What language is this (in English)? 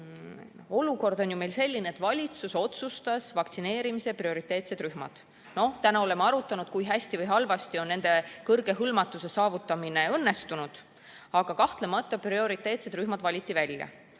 Estonian